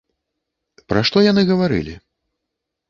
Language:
Belarusian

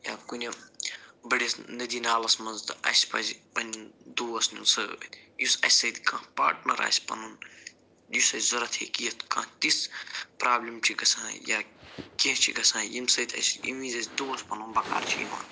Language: Kashmiri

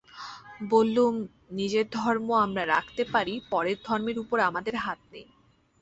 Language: Bangla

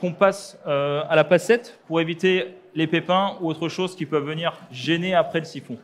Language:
French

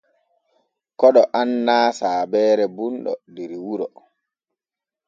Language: Borgu Fulfulde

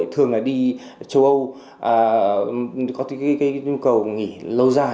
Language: Vietnamese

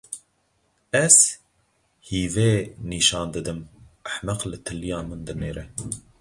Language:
Kurdish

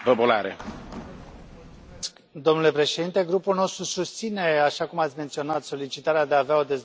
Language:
Romanian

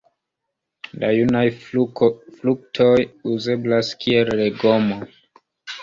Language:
Esperanto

